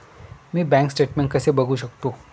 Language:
Marathi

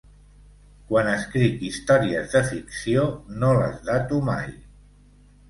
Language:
Catalan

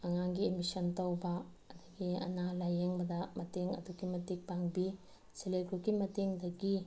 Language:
Manipuri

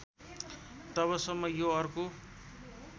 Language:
Nepali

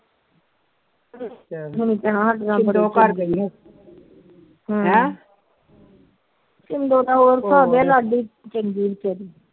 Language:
Punjabi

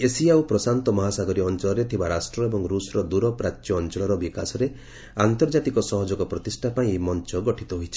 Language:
Odia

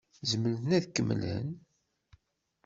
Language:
Kabyle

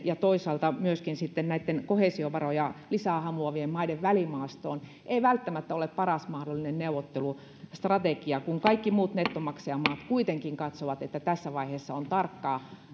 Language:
Finnish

